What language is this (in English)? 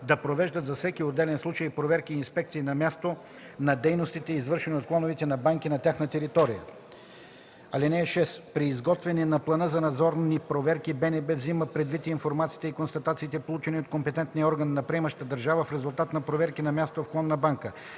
Bulgarian